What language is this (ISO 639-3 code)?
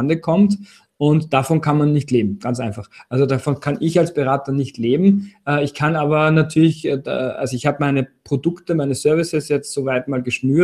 deu